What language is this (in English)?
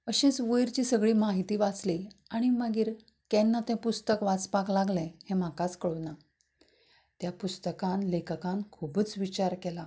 Konkani